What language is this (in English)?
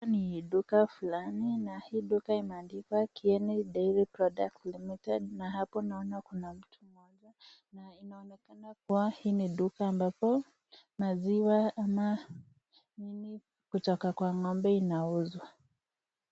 Swahili